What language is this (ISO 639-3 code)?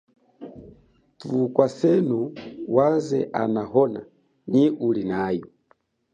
cjk